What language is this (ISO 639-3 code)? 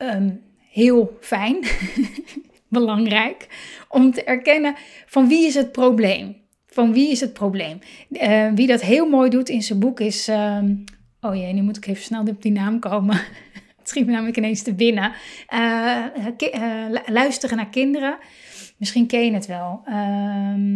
nld